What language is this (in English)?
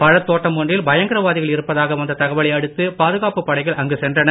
Tamil